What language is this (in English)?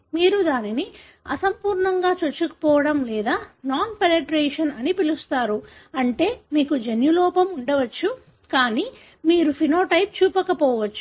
Telugu